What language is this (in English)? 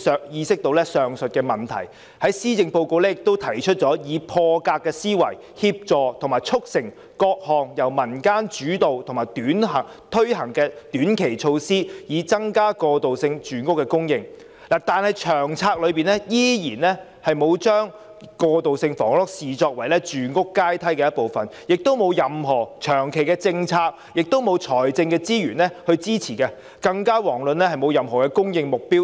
Cantonese